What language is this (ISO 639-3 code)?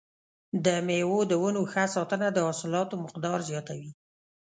pus